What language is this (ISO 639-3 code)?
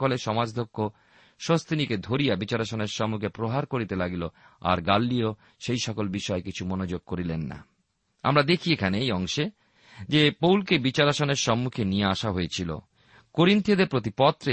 ben